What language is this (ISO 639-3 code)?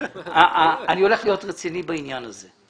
heb